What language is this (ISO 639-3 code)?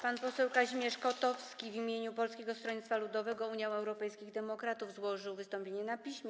pol